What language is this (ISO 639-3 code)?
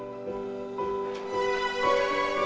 ind